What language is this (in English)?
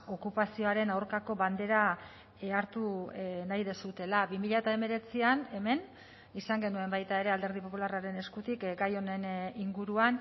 Basque